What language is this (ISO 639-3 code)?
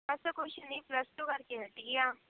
pan